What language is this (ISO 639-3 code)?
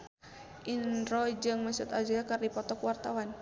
sun